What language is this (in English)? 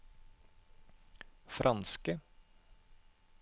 Norwegian